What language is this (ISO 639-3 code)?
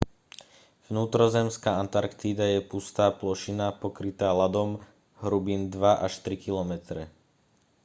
slk